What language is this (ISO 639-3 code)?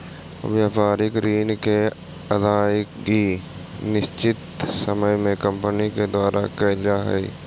mag